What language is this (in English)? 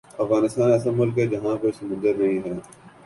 Urdu